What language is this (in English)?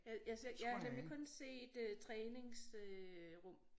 Danish